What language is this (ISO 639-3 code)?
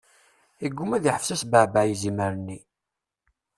kab